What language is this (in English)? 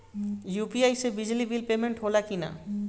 Bhojpuri